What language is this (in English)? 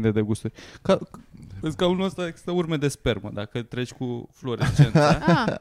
Romanian